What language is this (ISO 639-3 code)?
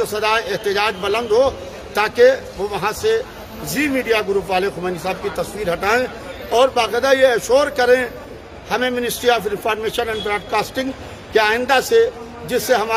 hin